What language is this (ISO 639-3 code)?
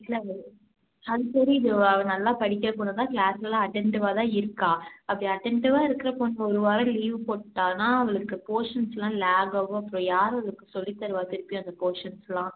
tam